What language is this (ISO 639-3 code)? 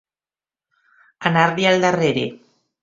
cat